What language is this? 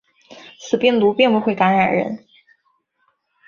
Chinese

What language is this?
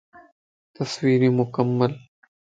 Lasi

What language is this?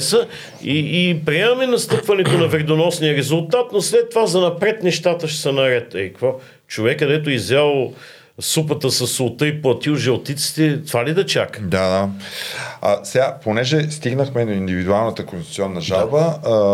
Bulgarian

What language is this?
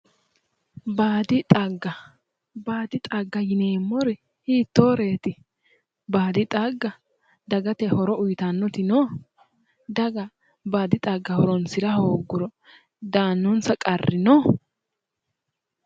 Sidamo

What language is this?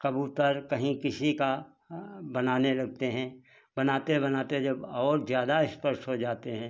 Hindi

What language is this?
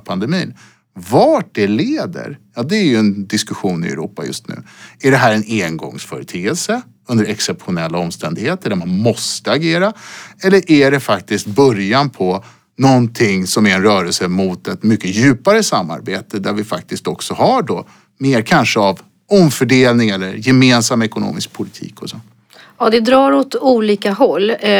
Swedish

